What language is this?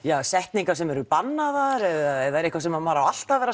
Icelandic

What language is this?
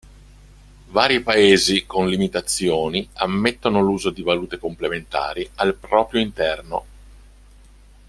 Italian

